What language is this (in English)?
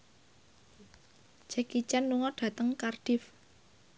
Javanese